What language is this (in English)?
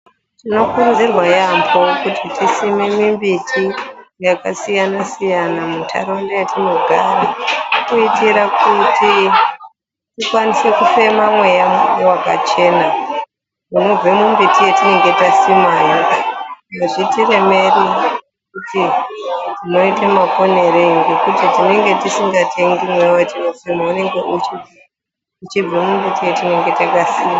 Ndau